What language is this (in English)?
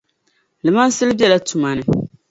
Dagbani